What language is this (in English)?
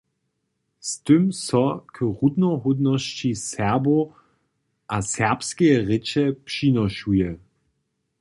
Upper Sorbian